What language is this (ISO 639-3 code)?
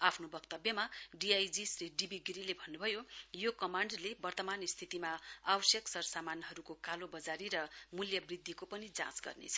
nep